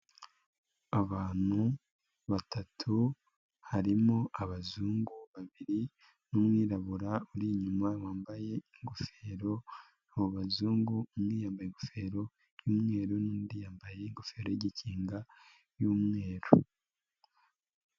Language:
Kinyarwanda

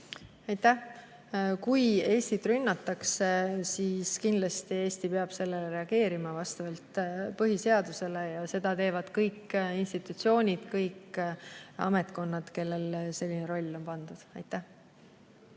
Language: Estonian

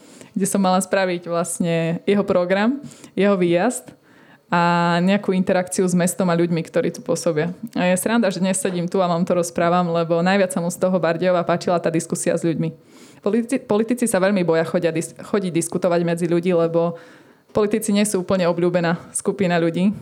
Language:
Slovak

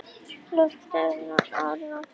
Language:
Icelandic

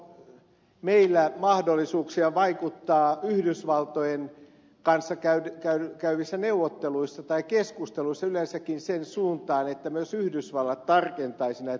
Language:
Finnish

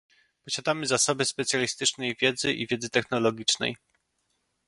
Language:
Polish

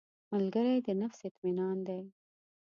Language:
Pashto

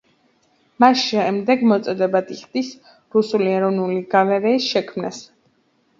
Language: Georgian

